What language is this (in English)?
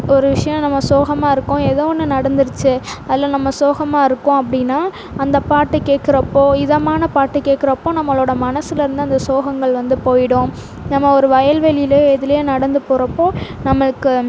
Tamil